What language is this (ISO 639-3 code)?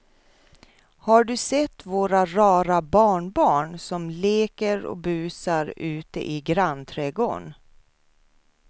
swe